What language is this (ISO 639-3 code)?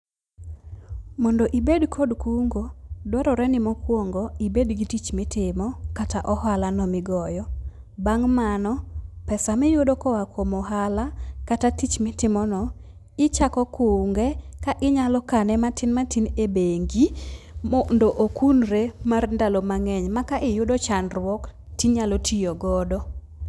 luo